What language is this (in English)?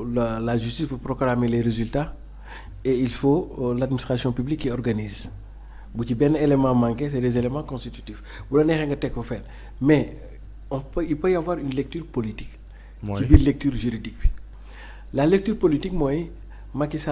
French